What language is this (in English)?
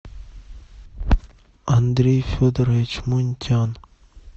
Russian